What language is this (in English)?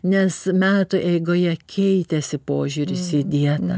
Lithuanian